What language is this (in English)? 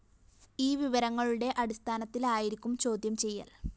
Malayalam